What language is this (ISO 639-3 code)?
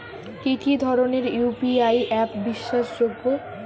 ben